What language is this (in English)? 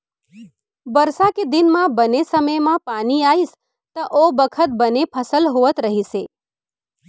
Chhattisgarhi